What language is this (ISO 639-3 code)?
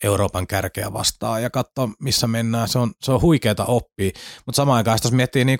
fin